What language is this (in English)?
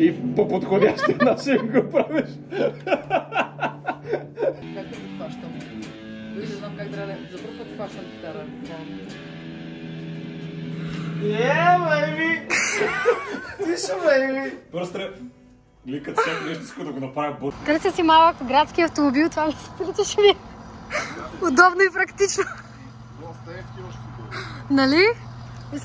Bulgarian